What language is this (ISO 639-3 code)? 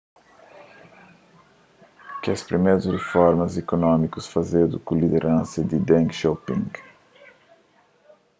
kea